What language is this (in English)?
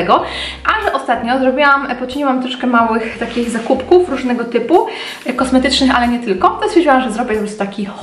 Polish